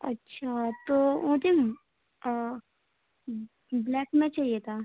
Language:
Urdu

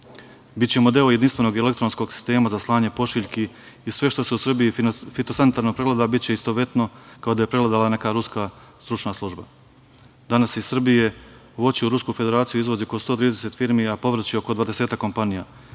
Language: Serbian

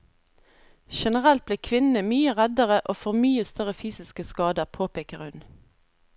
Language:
Norwegian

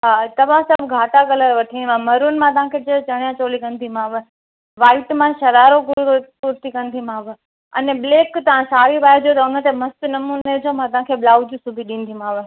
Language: Sindhi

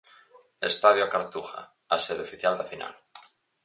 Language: Galician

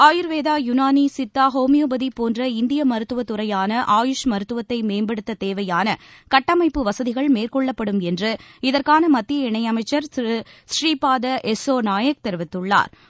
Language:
Tamil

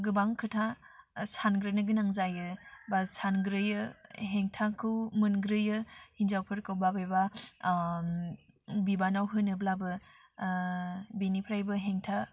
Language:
Bodo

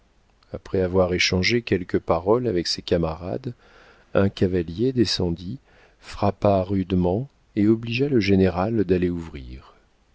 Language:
French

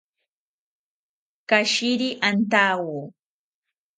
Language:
South Ucayali Ashéninka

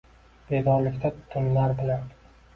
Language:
Uzbek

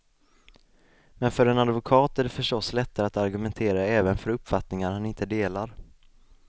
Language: Swedish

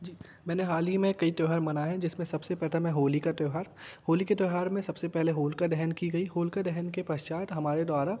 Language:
Hindi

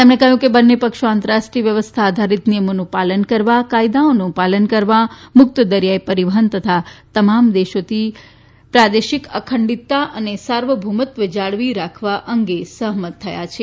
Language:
Gujarati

